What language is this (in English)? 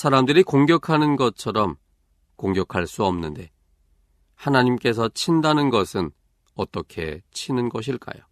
Korean